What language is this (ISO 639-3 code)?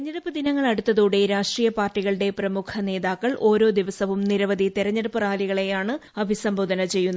mal